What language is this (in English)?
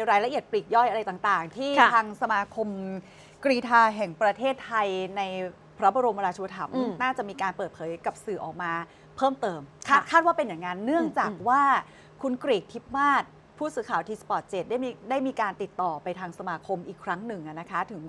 Thai